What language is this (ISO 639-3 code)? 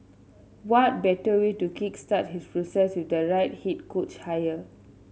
eng